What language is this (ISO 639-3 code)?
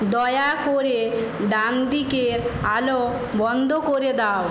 ben